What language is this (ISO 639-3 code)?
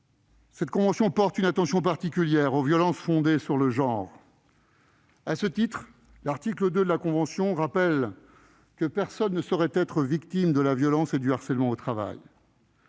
fra